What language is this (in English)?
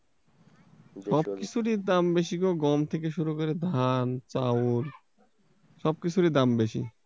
Bangla